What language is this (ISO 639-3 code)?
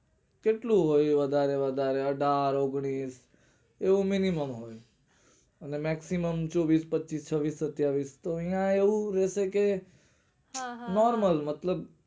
guj